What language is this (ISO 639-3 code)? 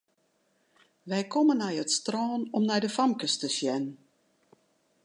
fry